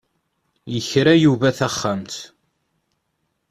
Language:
Kabyle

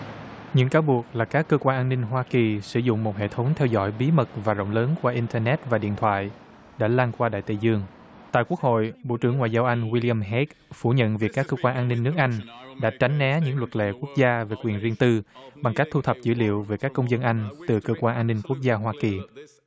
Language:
Vietnamese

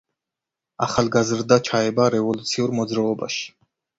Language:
Georgian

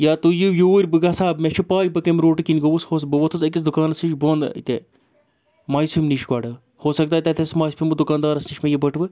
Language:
Kashmiri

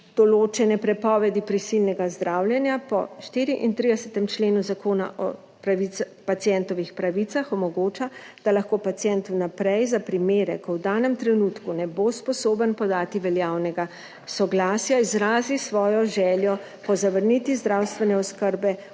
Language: Slovenian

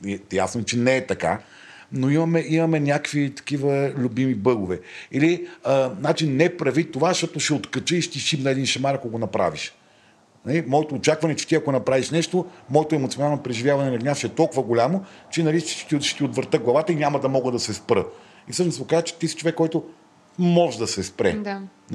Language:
Bulgarian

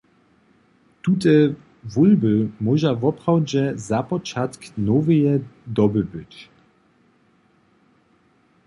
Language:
Upper Sorbian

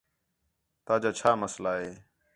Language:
Khetrani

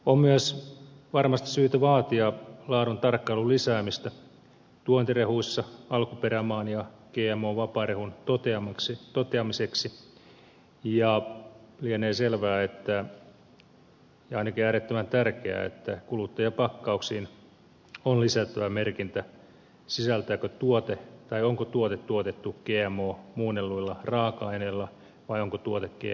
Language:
Finnish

